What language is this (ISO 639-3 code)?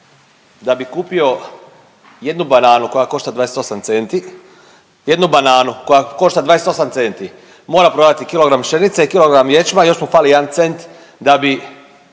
hrv